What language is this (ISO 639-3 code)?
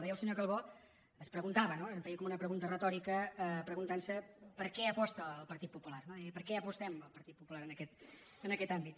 cat